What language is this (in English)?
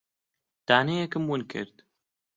Central Kurdish